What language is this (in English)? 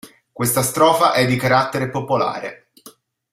Italian